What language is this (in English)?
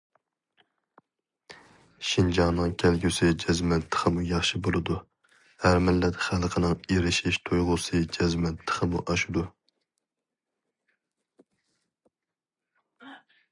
Uyghur